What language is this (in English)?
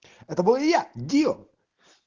Russian